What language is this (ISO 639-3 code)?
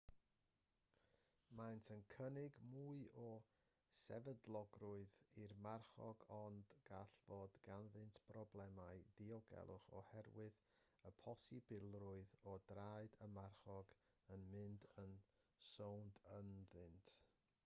cym